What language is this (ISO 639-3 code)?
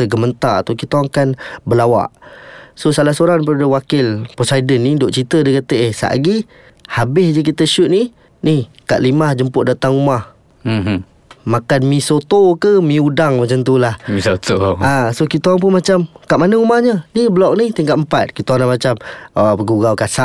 msa